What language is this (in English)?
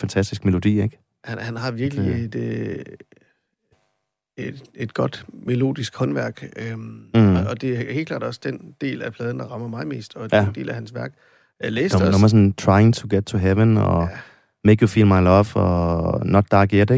Danish